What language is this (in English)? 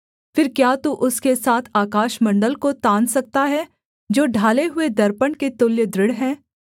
Hindi